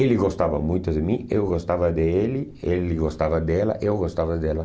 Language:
Portuguese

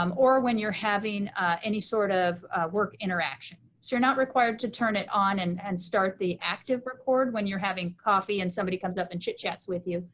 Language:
English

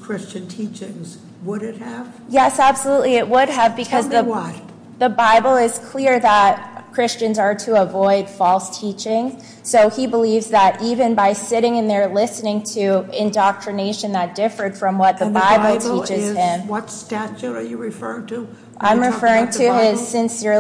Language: English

